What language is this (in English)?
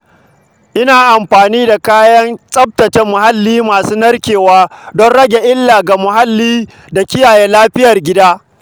Hausa